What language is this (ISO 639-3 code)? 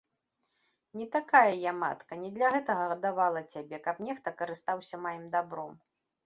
bel